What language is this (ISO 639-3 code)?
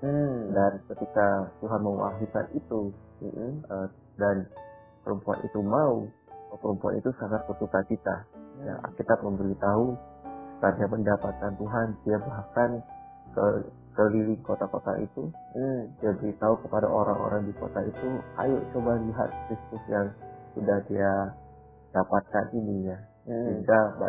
ind